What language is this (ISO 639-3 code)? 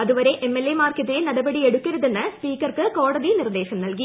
mal